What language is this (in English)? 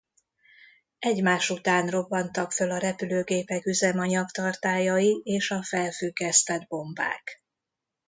Hungarian